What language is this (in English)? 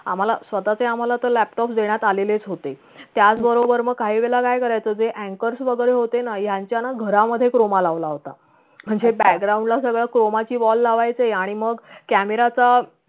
Marathi